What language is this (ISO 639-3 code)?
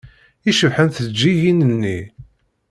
kab